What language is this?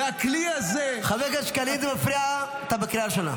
Hebrew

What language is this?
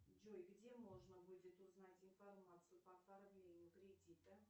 Russian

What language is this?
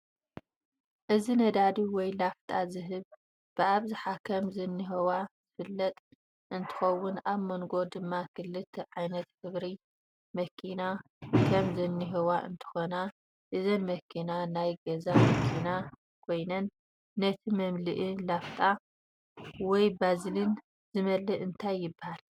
Tigrinya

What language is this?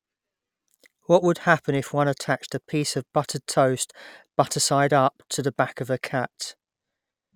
English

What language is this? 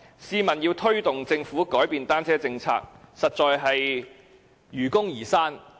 Cantonese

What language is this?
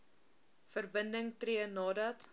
Afrikaans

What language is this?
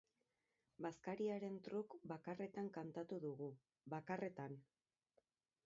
Basque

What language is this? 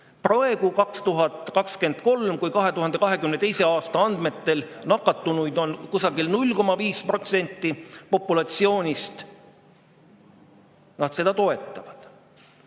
Estonian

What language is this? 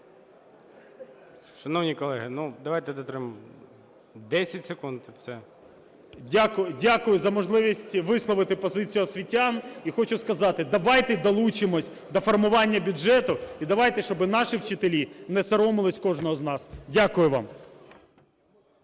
Ukrainian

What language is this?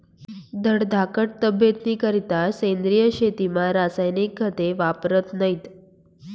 Marathi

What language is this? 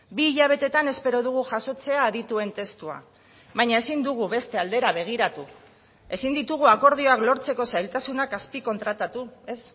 Basque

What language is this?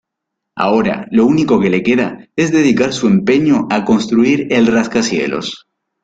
Spanish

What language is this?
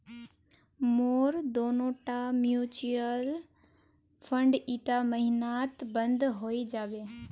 Magahi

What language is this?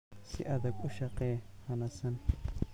Somali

